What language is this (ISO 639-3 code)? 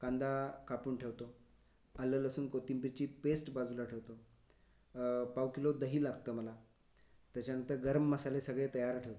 mar